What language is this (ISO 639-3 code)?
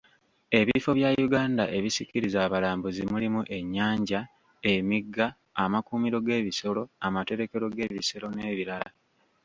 lug